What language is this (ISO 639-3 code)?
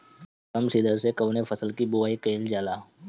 bho